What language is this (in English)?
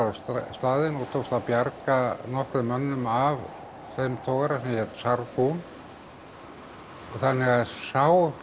Icelandic